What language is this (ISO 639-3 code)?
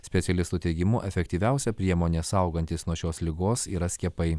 lit